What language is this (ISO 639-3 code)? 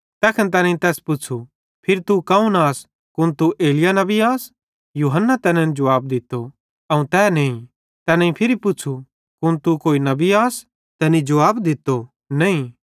bhd